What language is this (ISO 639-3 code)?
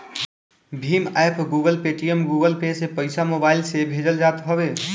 bho